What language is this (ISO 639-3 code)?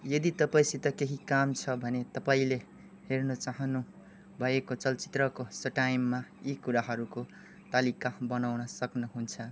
nep